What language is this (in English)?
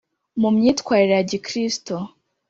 Kinyarwanda